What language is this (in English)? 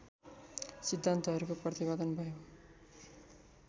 Nepali